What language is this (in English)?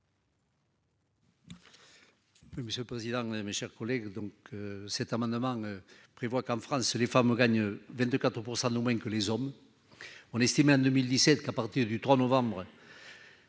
French